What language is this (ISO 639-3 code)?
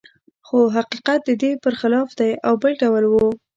pus